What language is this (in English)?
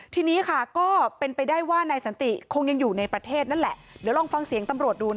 Thai